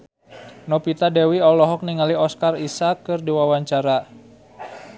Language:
Sundanese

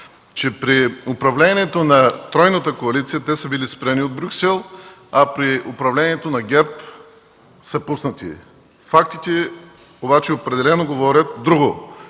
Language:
Bulgarian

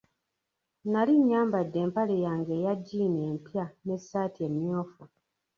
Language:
Ganda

